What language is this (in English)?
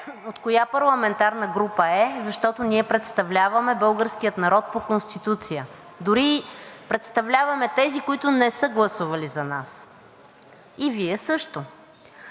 Bulgarian